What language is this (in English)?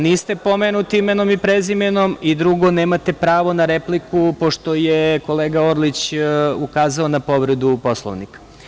Serbian